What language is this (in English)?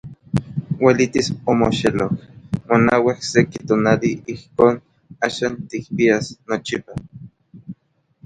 Orizaba Nahuatl